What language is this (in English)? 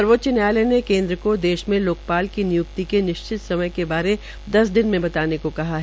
Hindi